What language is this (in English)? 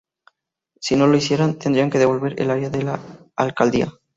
Spanish